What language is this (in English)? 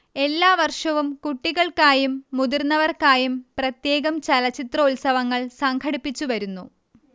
Malayalam